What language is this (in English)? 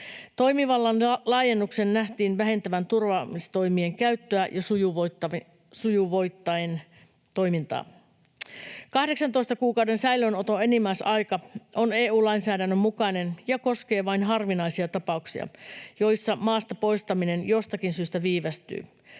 Finnish